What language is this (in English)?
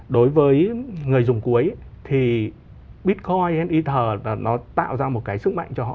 Vietnamese